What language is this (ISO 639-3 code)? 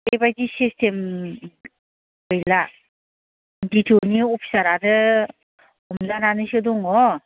brx